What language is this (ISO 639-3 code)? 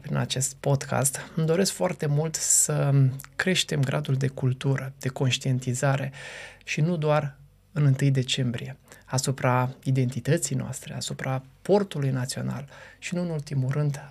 ron